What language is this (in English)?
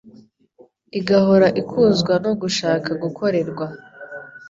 Kinyarwanda